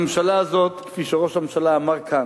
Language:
Hebrew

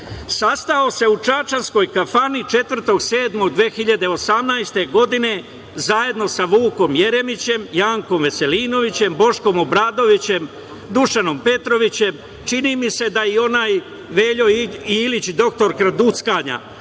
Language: Serbian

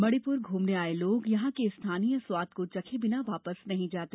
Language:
Hindi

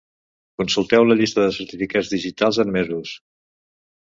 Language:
Catalan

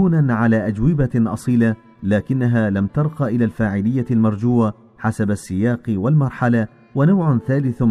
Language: Arabic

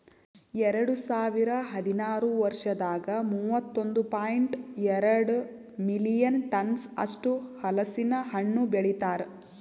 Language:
Kannada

